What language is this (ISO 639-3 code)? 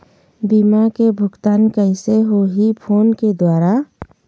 hne